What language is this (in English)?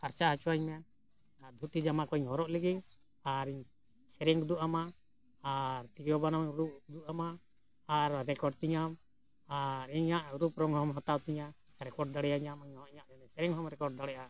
Santali